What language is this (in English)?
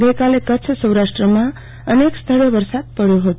Gujarati